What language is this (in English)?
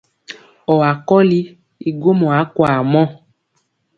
Mpiemo